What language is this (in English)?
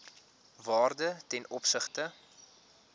Afrikaans